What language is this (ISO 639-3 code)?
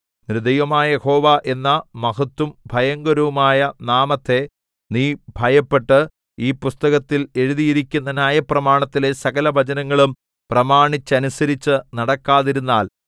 mal